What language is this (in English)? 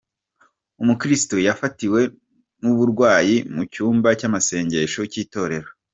Kinyarwanda